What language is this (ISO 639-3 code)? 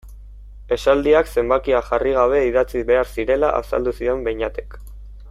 eus